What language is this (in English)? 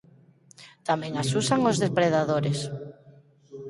Galician